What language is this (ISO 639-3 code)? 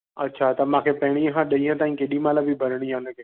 snd